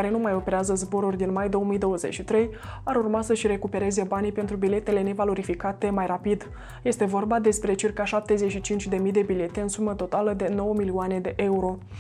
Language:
Romanian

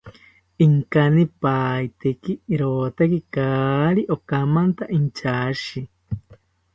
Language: South Ucayali Ashéninka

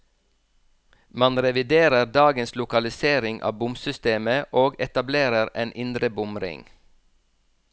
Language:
Norwegian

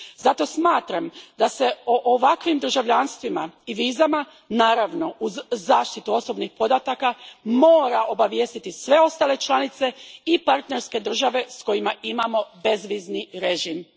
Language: Croatian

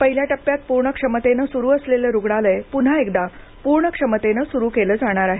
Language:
Marathi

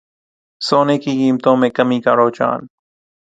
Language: Urdu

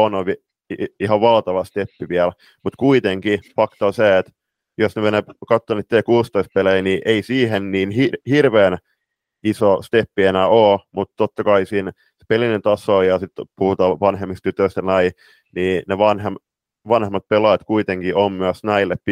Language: Finnish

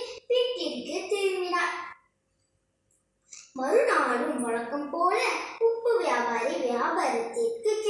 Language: Romanian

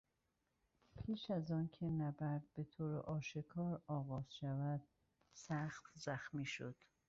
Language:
Persian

